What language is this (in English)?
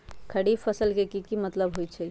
Magahi